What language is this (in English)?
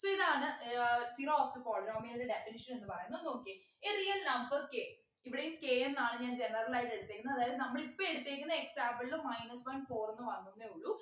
Malayalam